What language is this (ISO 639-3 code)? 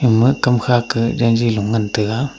nnp